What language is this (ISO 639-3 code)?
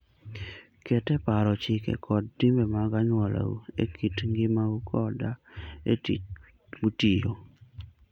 luo